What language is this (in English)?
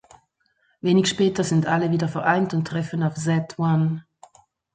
German